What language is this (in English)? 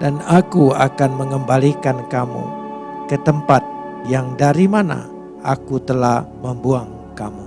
Indonesian